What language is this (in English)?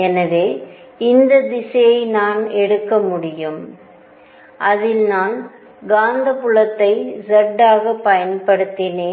Tamil